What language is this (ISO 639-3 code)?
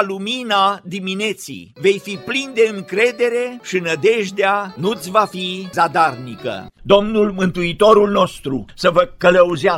ron